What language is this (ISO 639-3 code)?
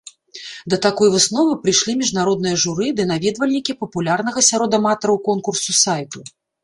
bel